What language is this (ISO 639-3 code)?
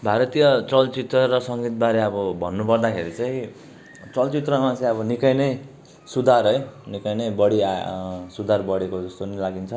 nep